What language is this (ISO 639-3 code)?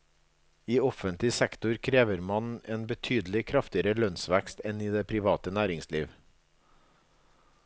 nor